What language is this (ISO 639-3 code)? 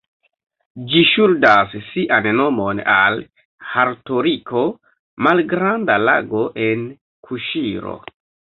epo